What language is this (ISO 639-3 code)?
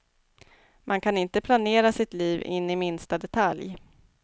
swe